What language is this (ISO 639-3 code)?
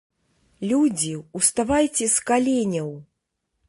bel